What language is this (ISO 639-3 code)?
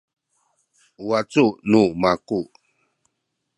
szy